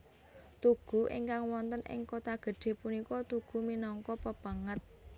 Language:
Javanese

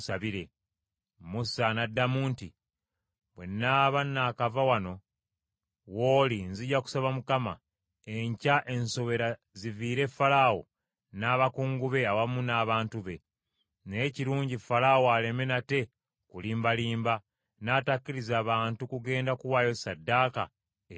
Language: Ganda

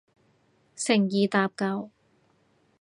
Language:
Cantonese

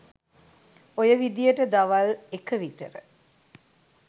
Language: Sinhala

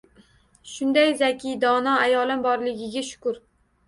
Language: Uzbek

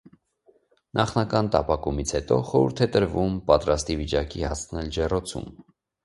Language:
Armenian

